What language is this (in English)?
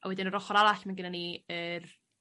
Welsh